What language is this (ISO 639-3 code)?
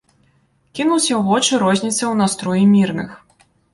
bel